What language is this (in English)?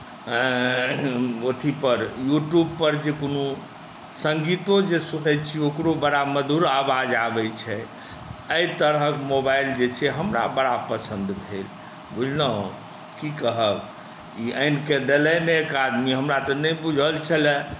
Maithili